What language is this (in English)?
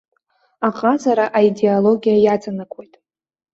Abkhazian